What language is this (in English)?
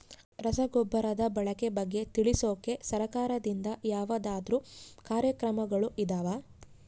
Kannada